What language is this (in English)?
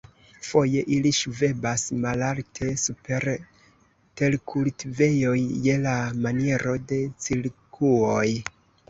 Esperanto